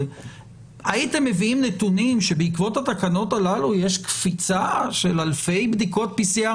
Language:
Hebrew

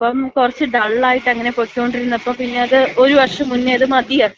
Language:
Malayalam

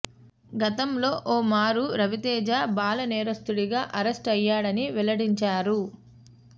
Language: Telugu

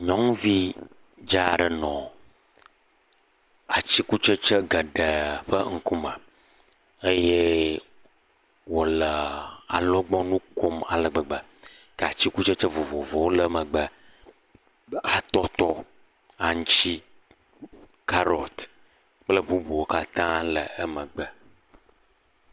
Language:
Ewe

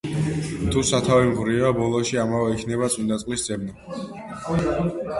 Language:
Georgian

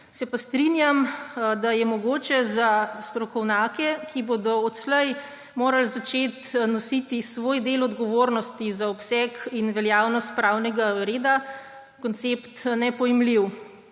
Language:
Slovenian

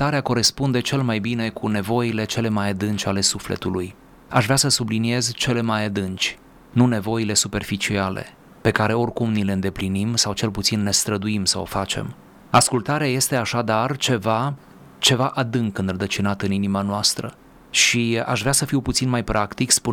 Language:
Romanian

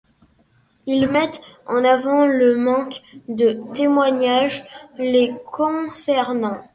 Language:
French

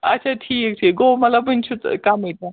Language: Kashmiri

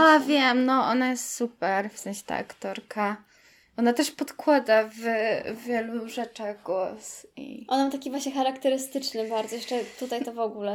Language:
Polish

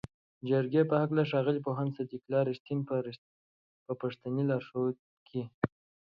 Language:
Pashto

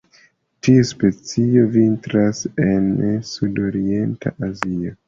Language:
Esperanto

